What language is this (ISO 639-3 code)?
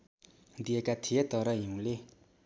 nep